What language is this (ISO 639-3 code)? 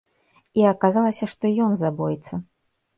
bel